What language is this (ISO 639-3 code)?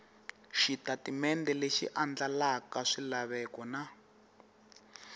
tso